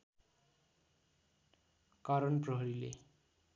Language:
Nepali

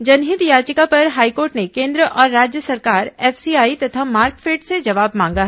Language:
Hindi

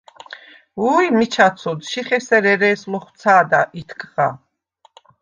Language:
Svan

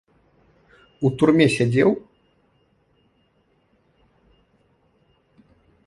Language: Belarusian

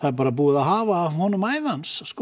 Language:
Icelandic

